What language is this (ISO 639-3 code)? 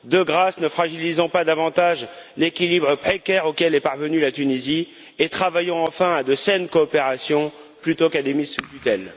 fra